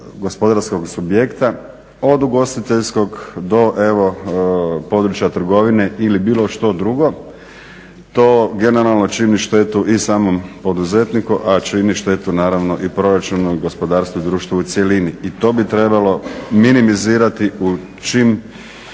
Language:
Croatian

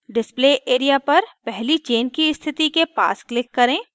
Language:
Hindi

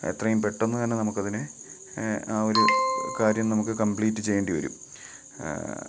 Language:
Malayalam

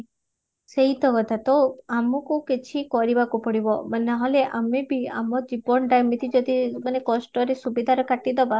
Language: Odia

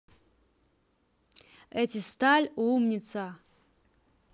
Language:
Russian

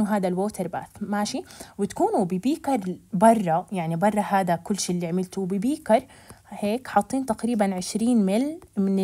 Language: Arabic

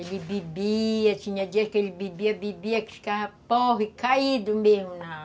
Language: Portuguese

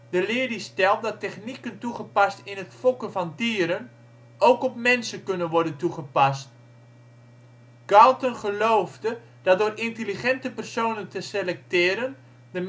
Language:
Dutch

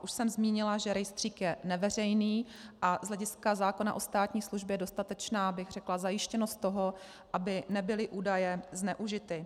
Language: Czech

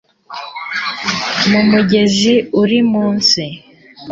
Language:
Kinyarwanda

